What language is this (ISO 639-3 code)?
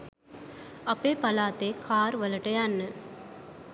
sin